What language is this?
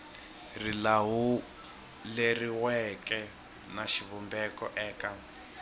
Tsonga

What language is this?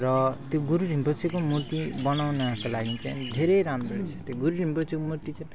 Nepali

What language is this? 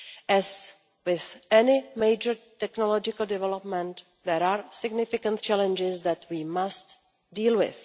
English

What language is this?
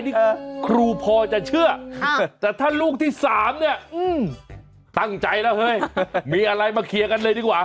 Thai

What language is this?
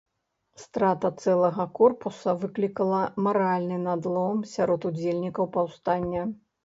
Belarusian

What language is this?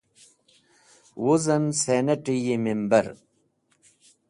Wakhi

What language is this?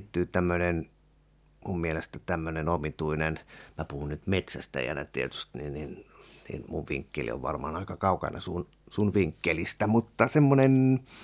Finnish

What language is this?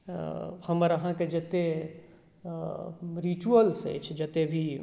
Maithili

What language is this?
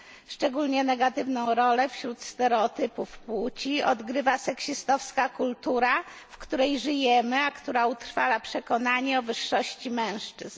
Polish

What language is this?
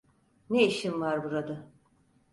Turkish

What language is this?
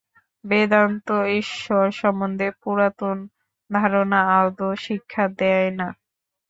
Bangla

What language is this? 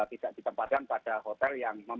Indonesian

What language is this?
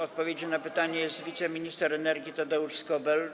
Polish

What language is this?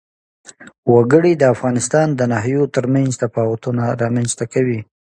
Pashto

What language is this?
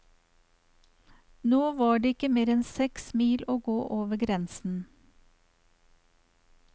Norwegian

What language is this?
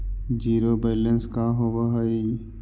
Magahi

